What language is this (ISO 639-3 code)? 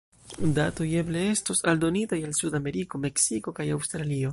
epo